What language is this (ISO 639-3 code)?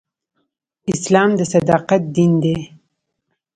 pus